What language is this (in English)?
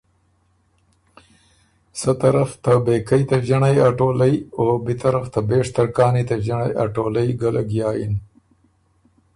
Ormuri